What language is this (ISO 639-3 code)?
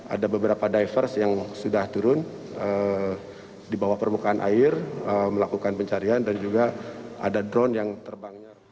ind